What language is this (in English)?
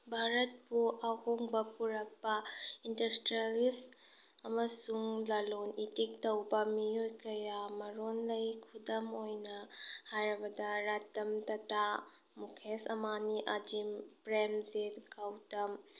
Manipuri